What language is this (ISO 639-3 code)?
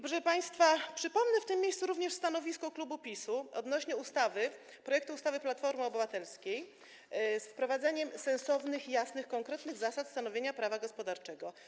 pol